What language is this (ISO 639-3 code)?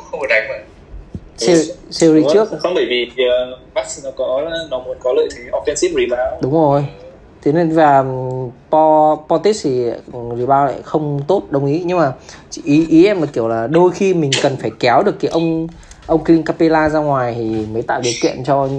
vie